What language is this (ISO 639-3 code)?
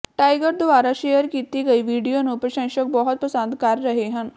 pan